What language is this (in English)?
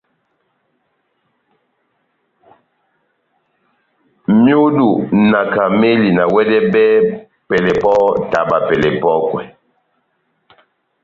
Batanga